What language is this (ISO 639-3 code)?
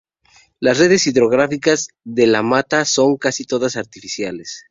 spa